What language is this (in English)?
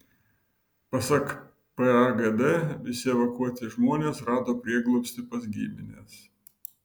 Lithuanian